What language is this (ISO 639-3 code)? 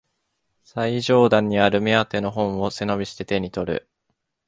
jpn